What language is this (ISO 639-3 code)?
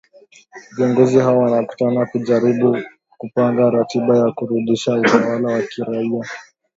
swa